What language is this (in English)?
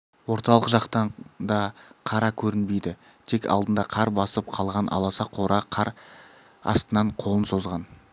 Kazakh